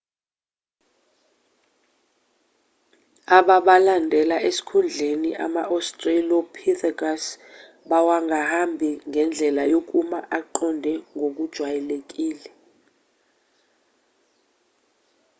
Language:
Zulu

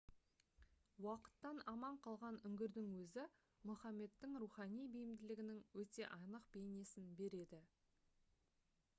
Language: Kazakh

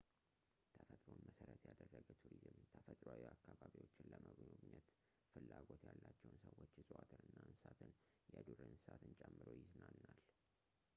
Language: Amharic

